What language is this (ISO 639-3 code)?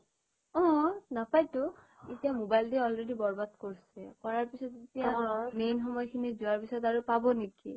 asm